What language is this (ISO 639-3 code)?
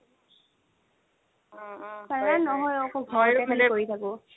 asm